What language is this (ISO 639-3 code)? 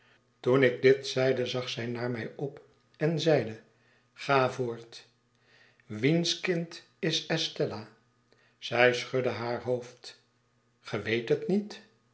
nld